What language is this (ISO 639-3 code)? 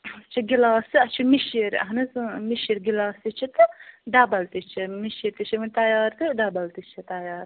kas